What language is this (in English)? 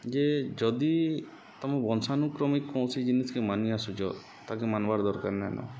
Odia